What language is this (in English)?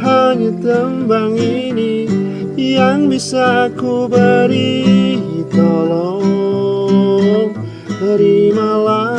Indonesian